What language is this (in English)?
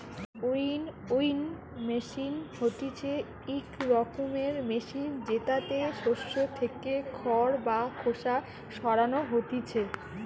Bangla